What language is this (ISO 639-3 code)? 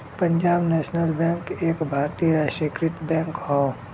bho